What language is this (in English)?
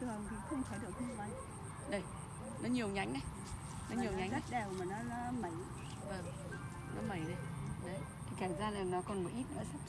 Vietnamese